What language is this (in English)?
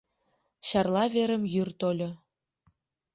Mari